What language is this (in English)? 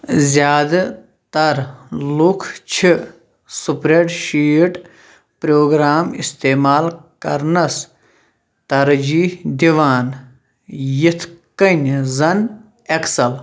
Kashmiri